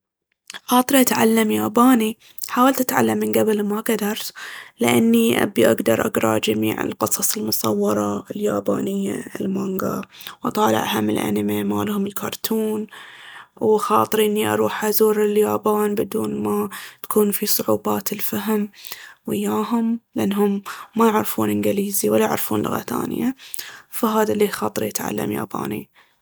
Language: Baharna Arabic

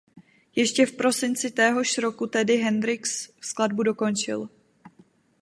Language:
Czech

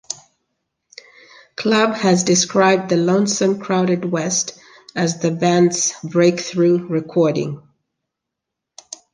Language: English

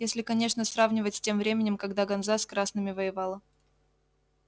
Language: Russian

